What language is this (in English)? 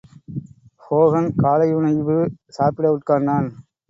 Tamil